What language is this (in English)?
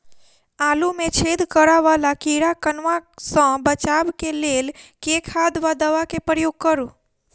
Maithili